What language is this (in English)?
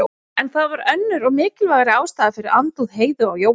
Icelandic